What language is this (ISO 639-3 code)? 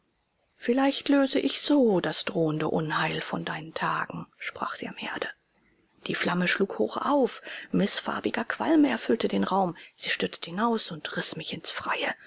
deu